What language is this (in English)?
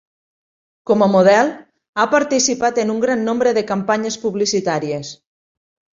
Catalan